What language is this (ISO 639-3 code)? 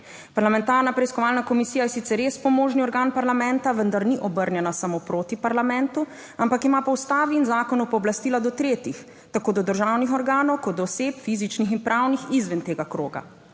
slv